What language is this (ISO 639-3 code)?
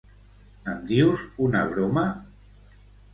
cat